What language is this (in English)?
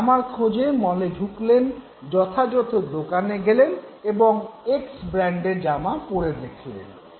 Bangla